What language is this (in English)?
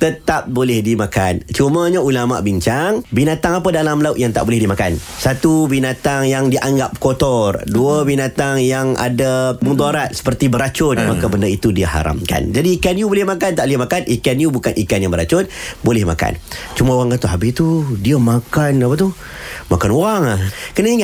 Malay